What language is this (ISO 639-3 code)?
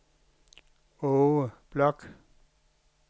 dan